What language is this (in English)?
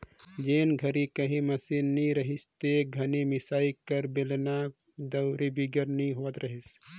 Chhattisgarhi